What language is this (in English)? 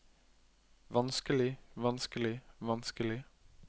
Norwegian